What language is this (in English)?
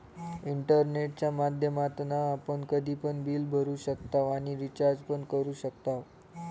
Marathi